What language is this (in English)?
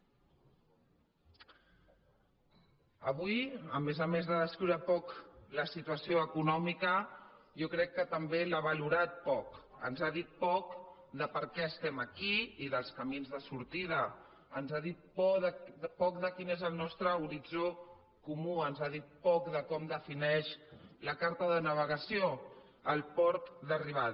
Catalan